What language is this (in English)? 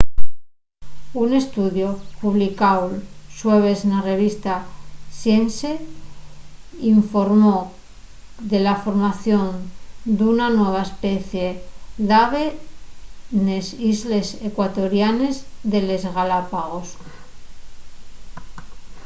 Asturian